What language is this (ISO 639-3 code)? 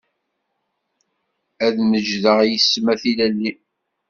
kab